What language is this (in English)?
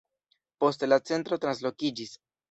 Esperanto